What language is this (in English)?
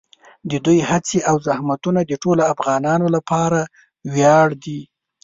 Pashto